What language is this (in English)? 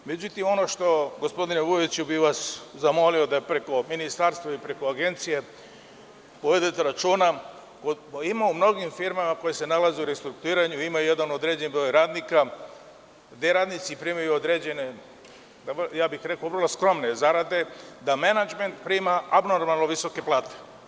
Serbian